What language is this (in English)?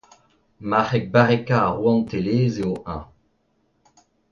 Breton